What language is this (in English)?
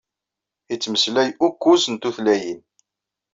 Kabyle